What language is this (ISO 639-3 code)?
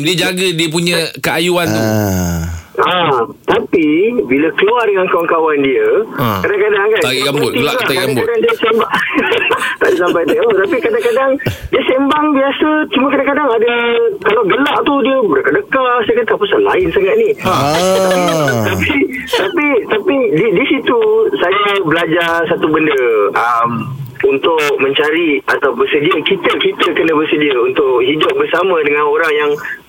msa